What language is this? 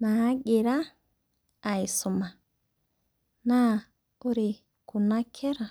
Masai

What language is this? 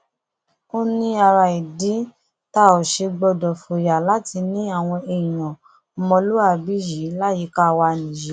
Yoruba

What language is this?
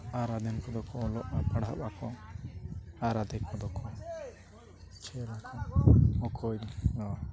Santali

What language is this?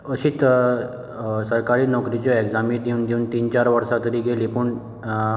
Konkani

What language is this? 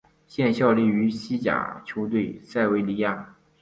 Chinese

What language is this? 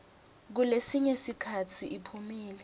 Swati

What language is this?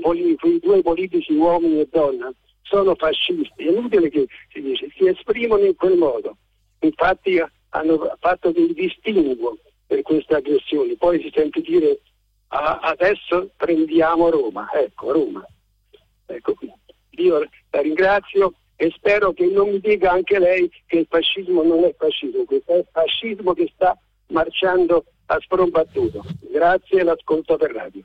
Italian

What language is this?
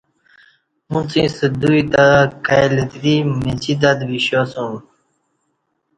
Kati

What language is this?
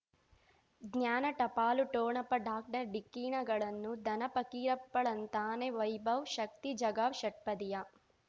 Kannada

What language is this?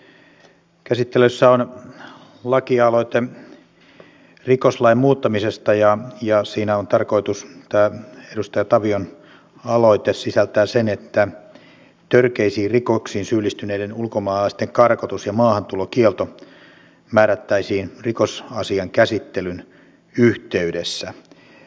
Finnish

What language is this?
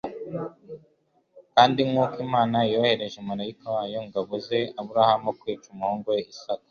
Kinyarwanda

